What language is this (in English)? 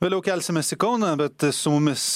Lithuanian